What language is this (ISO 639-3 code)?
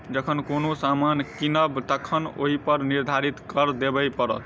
mai